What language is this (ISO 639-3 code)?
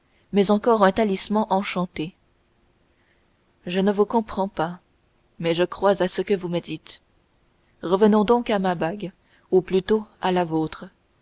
fra